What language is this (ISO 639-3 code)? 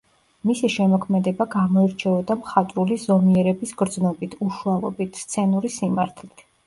kat